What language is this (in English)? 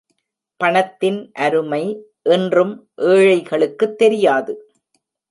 Tamil